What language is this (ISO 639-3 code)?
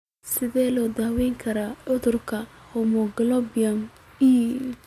som